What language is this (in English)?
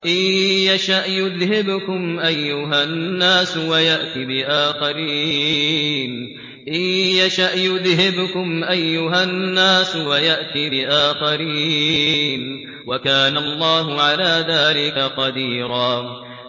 Arabic